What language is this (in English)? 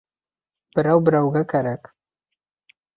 Bashkir